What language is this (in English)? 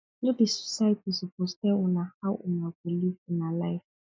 Nigerian Pidgin